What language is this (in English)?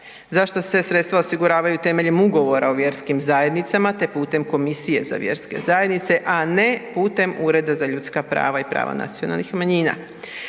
Croatian